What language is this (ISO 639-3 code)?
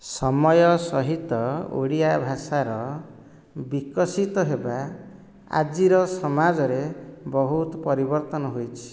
ori